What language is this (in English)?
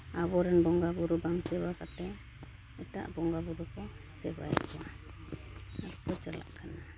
Santali